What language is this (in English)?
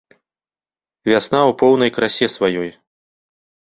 Belarusian